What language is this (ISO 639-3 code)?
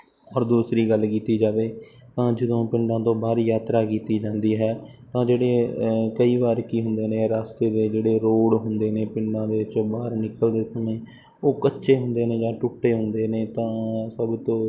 pan